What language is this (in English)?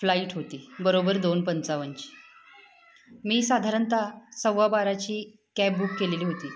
Marathi